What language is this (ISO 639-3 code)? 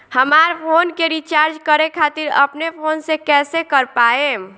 bho